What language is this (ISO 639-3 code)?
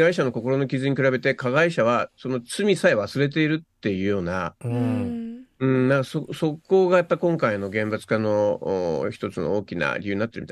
jpn